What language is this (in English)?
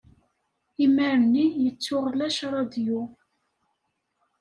Kabyle